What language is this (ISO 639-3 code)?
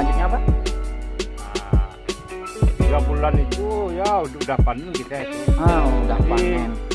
ind